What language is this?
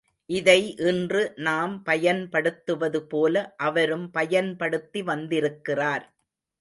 Tamil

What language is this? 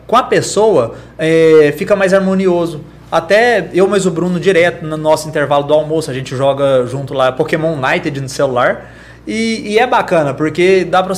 Portuguese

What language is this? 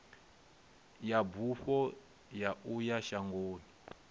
Venda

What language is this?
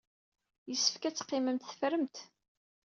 Kabyle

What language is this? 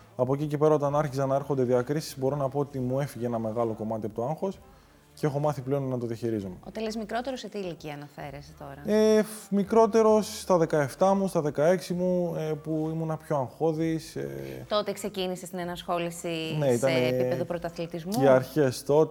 Greek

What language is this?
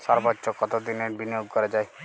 Bangla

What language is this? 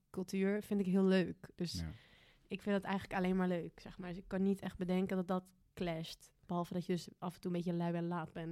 Dutch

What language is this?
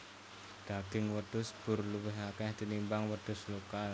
Javanese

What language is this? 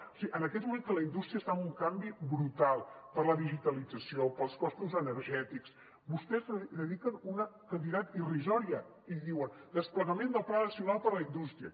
Catalan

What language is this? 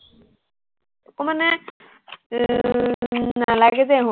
Assamese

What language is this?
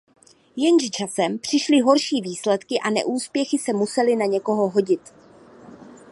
Czech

